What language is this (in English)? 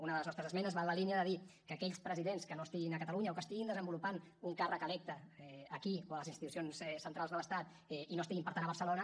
Catalan